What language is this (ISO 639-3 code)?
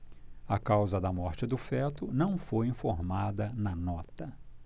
por